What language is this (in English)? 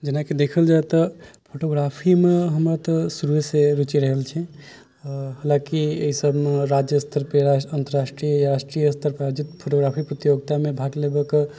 Maithili